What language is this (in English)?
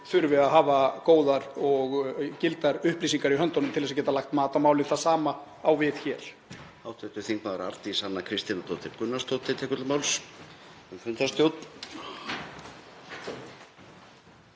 Icelandic